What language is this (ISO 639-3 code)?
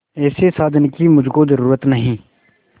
hin